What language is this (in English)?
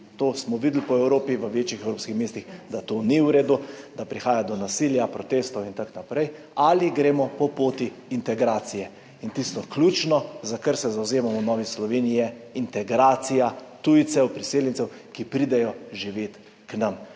Slovenian